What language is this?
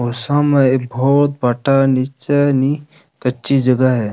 Rajasthani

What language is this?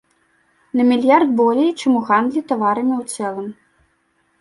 Belarusian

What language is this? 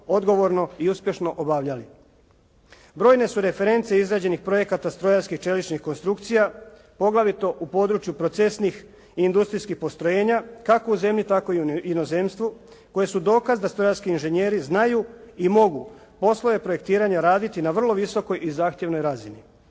Croatian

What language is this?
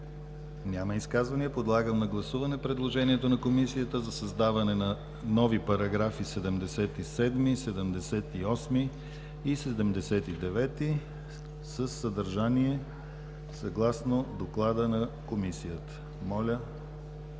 Bulgarian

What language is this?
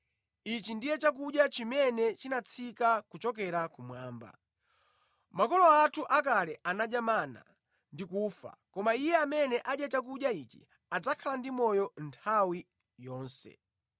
Nyanja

